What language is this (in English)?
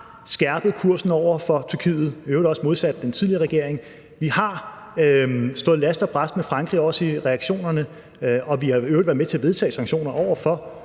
Danish